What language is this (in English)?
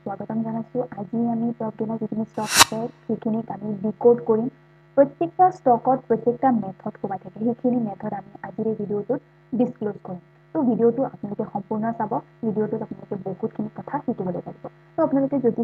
Bangla